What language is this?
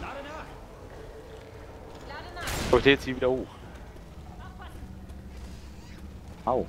German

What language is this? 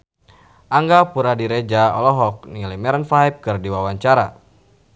Sundanese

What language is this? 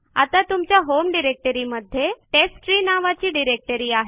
Marathi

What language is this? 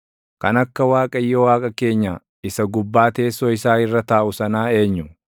Oromo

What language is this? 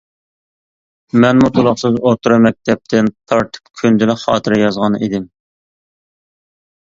Uyghur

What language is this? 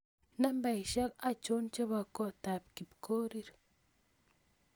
Kalenjin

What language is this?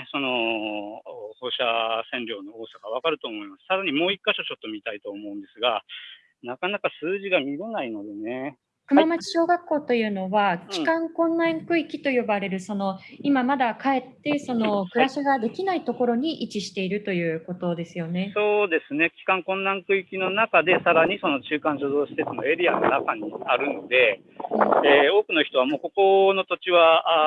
Japanese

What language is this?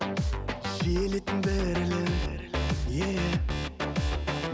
Kazakh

